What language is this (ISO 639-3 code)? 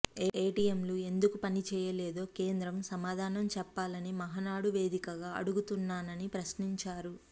tel